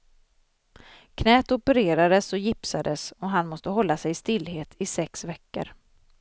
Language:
Swedish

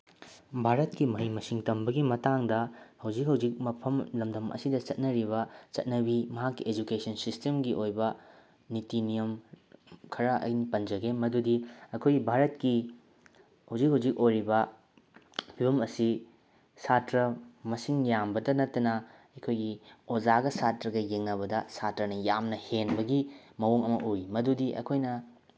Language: Manipuri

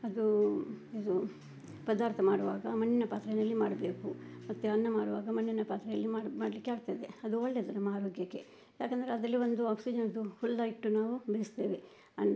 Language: Kannada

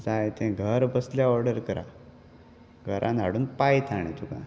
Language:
Konkani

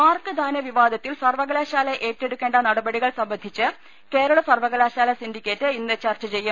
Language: Malayalam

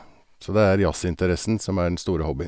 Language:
Norwegian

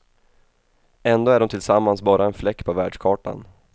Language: Swedish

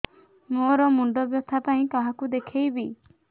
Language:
Odia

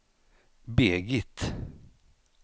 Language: Swedish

